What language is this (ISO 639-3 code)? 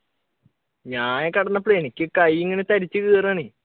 mal